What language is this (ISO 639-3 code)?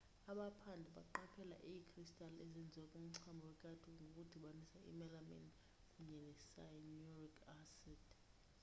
xho